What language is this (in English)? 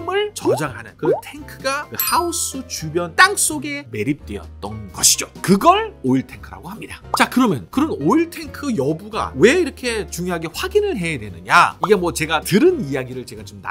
Korean